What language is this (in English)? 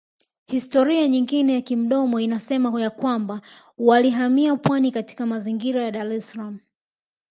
Swahili